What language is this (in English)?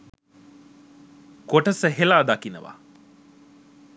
Sinhala